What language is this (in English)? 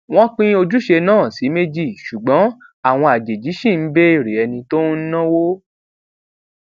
Yoruba